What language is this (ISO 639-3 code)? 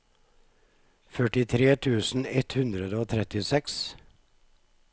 nor